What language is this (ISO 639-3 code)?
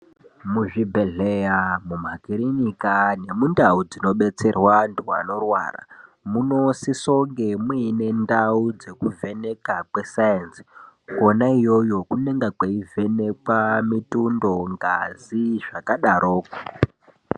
ndc